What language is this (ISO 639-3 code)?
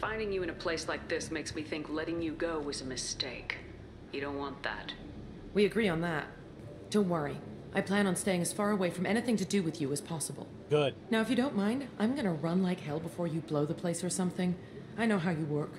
eng